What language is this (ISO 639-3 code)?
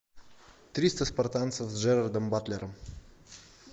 rus